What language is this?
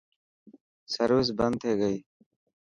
Dhatki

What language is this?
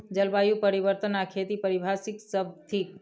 Maithili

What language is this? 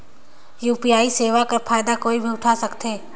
Chhattisgarhi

